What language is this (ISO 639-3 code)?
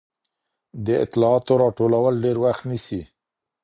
pus